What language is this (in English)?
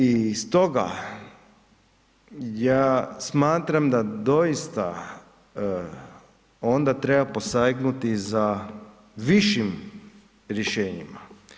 Croatian